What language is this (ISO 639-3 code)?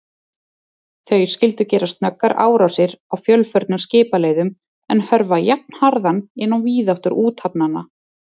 isl